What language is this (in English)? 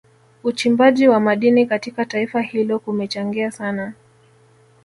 Swahili